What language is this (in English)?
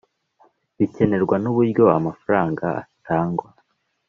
Kinyarwanda